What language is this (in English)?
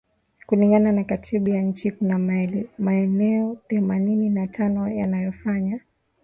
Swahili